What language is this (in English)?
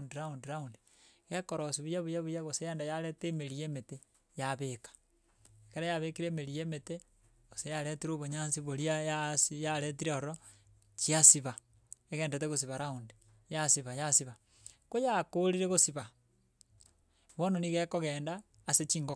Gusii